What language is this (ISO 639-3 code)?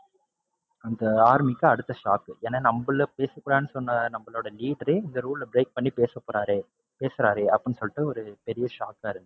tam